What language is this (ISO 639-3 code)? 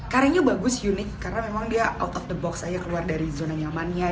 ind